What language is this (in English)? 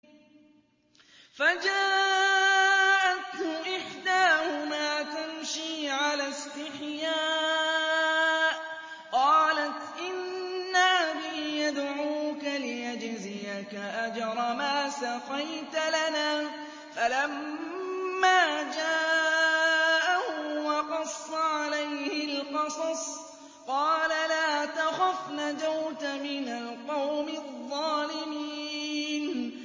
Arabic